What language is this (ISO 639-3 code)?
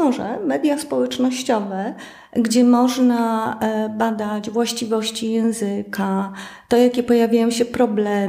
pol